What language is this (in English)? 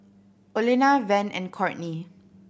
English